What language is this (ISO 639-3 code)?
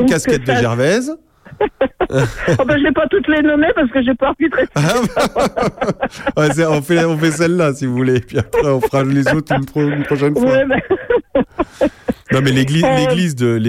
fra